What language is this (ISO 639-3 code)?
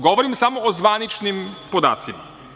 srp